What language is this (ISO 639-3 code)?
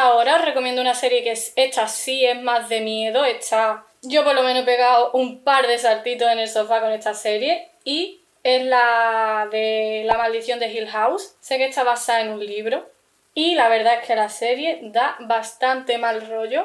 spa